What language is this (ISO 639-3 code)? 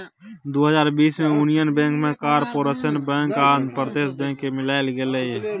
mai